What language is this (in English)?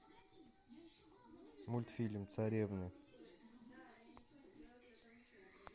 Russian